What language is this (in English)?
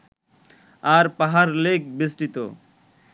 Bangla